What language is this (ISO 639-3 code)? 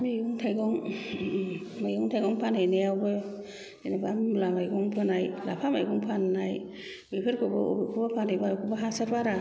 brx